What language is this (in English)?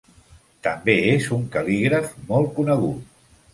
Catalan